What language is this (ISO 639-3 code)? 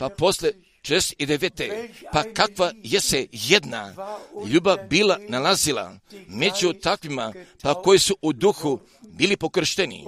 hrv